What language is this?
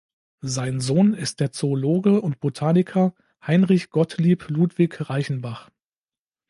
German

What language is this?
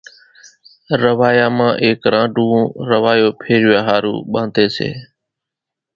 Kachi Koli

